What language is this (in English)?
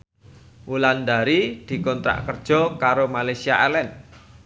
Javanese